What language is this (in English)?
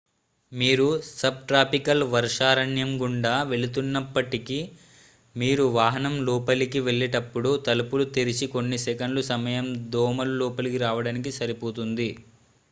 Telugu